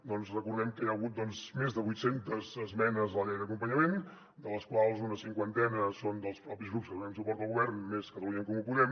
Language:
Catalan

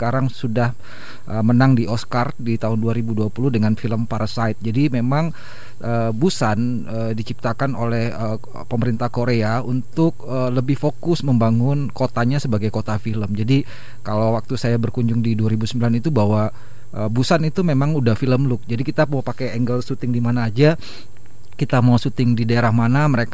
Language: Indonesian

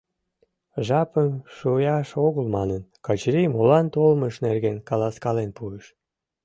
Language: Mari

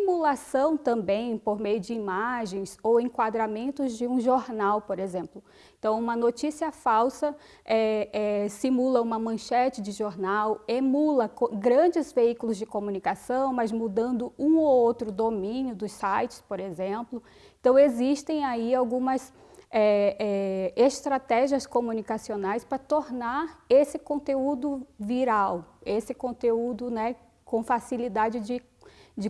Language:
Portuguese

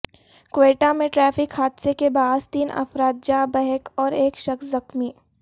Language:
Urdu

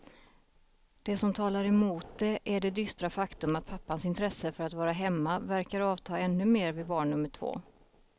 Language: Swedish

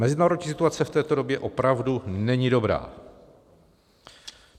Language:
Czech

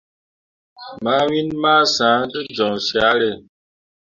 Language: Mundang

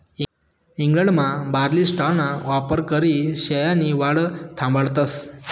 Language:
Marathi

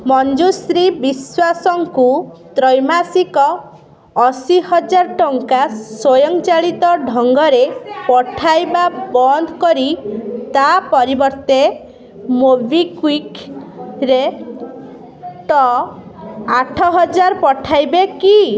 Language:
Odia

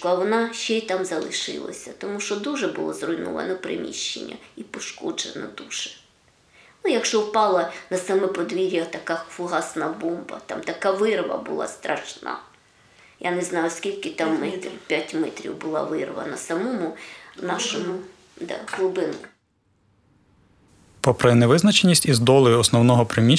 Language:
Ukrainian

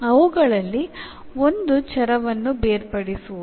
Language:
Kannada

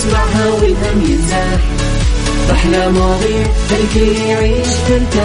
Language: Arabic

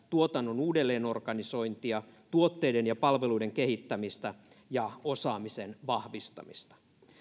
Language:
Finnish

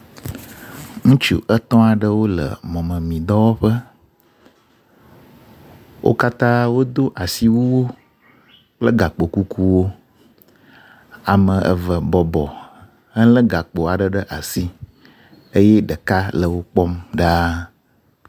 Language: Ewe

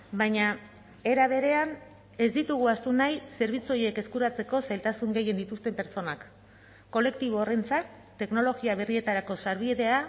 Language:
Basque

